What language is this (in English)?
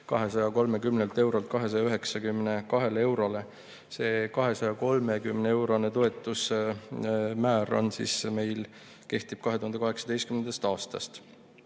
Estonian